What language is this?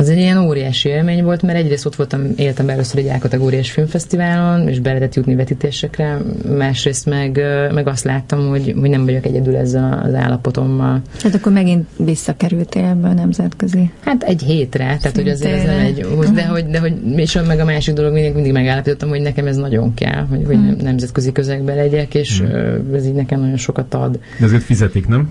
Hungarian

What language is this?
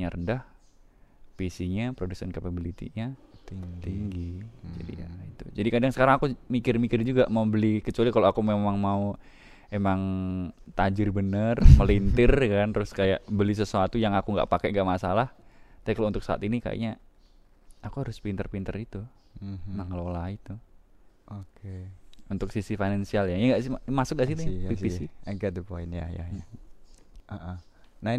Indonesian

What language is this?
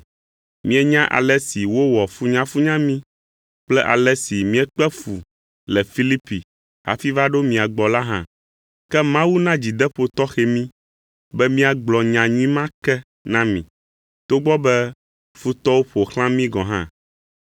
Ewe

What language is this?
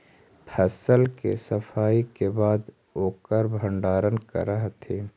Magahi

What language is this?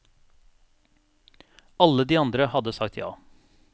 Norwegian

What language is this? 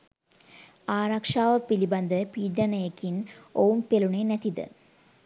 Sinhala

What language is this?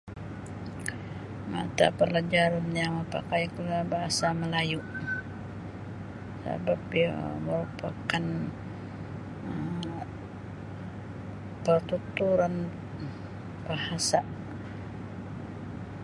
Sabah Bisaya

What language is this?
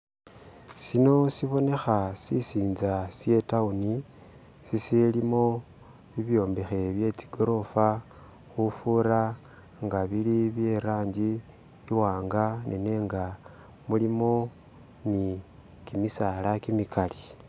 Masaaba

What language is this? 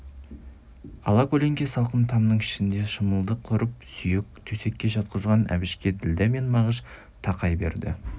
Kazakh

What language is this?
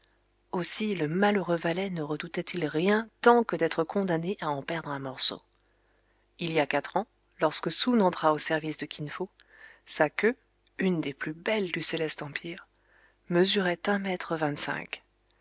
French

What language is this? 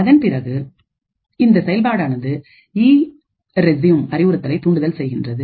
Tamil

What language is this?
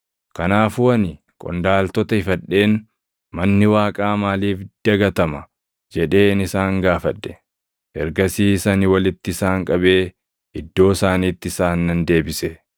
Oromo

